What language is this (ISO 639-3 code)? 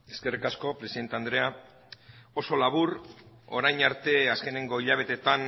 eus